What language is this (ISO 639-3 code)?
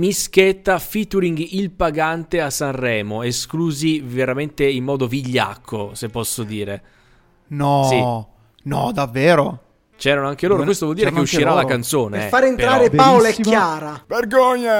ita